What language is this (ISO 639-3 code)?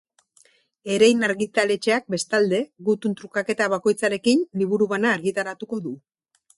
eus